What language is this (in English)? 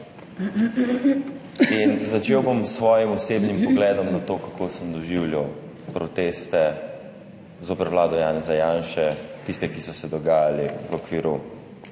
Slovenian